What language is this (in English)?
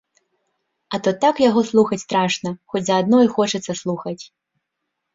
Belarusian